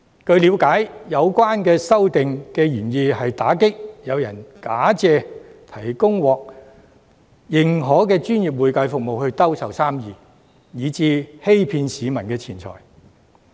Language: Cantonese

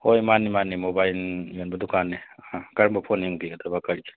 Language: Manipuri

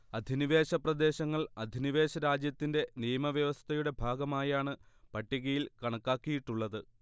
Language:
Malayalam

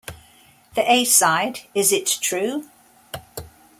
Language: English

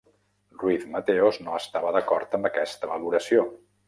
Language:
Catalan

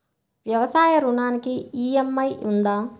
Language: Telugu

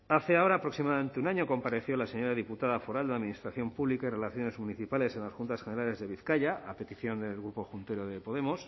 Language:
Spanish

